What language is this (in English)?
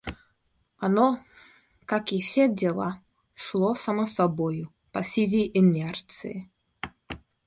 Russian